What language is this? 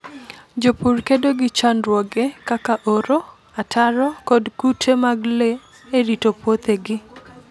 Luo (Kenya and Tanzania)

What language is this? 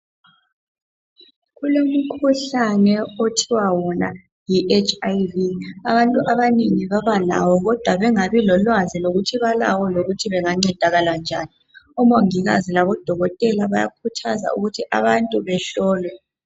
North Ndebele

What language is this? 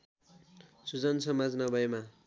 Nepali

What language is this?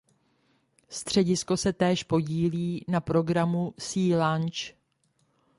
Czech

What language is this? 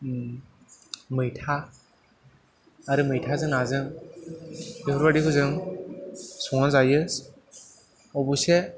Bodo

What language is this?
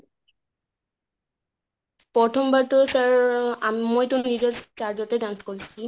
Assamese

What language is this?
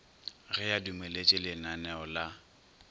Northern Sotho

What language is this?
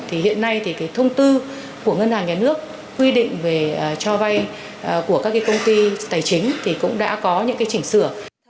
Vietnamese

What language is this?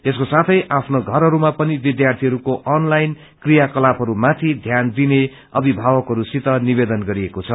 Nepali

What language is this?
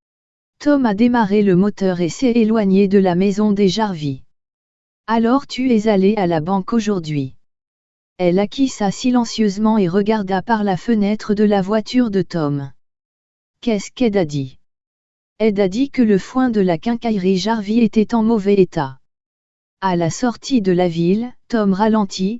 French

